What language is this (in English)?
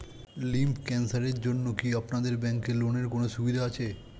Bangla